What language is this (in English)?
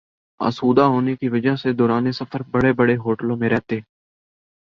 Urdu